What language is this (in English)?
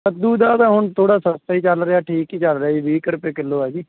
Punjabi